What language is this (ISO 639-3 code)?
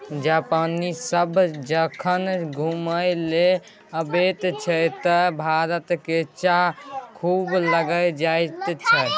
mai